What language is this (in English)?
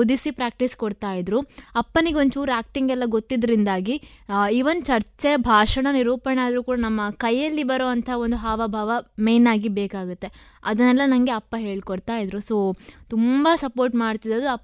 Kannada